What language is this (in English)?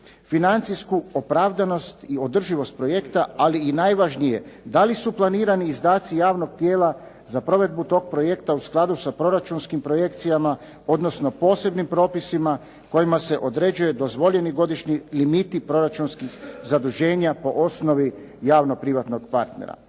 Croatian